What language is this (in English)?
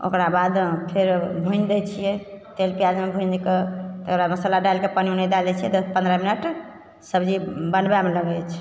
Maithili